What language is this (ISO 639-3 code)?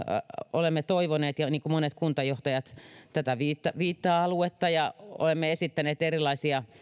fin